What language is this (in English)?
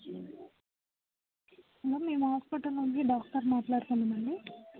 Telugu